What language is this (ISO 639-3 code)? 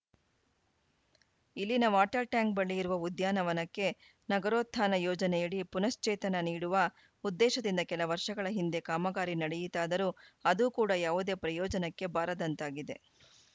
kan